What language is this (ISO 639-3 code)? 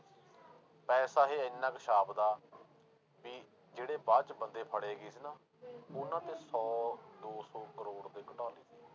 pan